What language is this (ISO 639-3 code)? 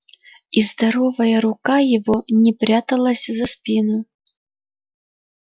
rus